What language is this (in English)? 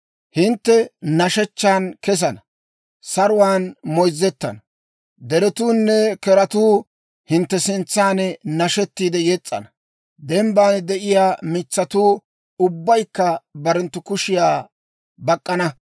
Dawro